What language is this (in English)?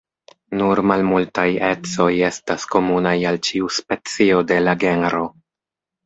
Esperanto